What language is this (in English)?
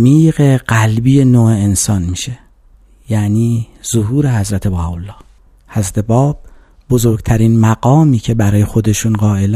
Persian